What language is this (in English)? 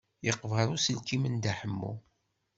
Kabyle